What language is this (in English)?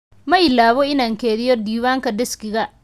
Somali